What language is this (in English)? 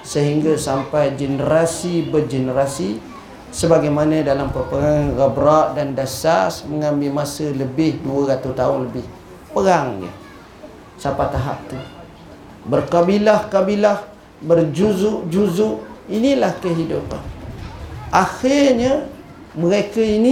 Malay